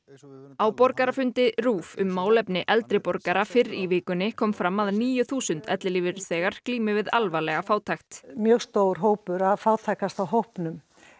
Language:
Icelandic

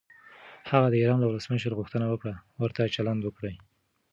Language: Pashto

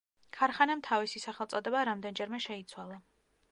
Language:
Georgian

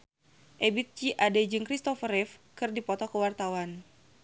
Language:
Sundanese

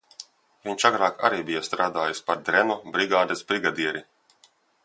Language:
Latvian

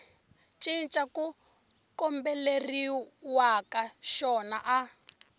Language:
Tsonga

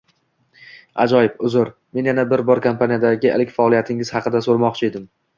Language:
Uzbek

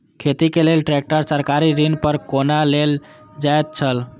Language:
Maithili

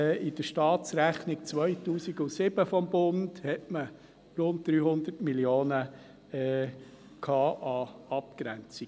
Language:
Swiss German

